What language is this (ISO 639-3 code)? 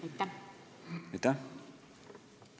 est